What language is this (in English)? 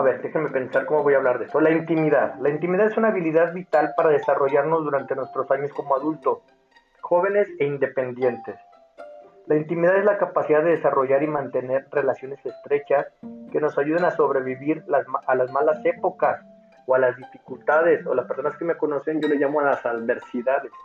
Spanish